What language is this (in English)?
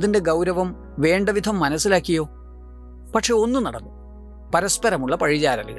Malayalam